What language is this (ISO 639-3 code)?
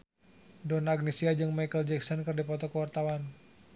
sun